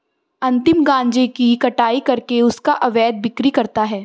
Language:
Hindi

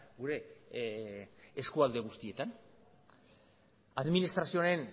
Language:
Basque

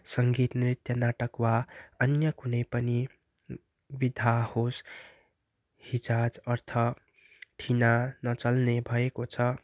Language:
Nepali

